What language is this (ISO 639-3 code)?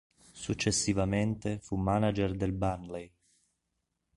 ita